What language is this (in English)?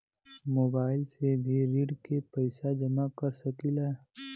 Bhojpuri